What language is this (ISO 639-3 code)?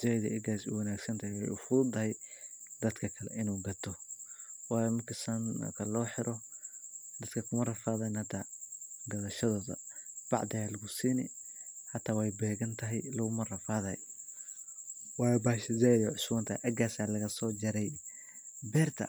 som